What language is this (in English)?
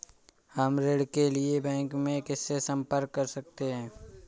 Hindi